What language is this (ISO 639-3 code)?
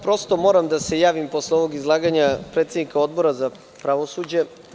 srp